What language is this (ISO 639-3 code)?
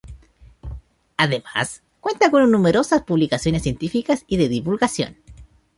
spa